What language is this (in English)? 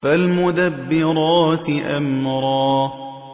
Arabic